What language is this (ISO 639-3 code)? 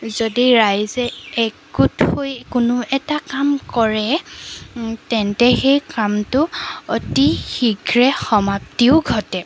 asm